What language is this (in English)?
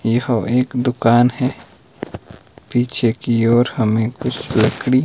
Hindi